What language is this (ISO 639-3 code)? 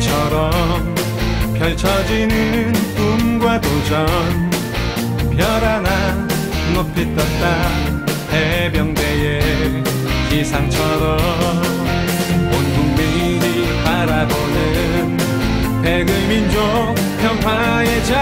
kor